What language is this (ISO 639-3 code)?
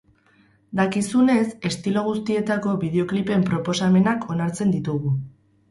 eus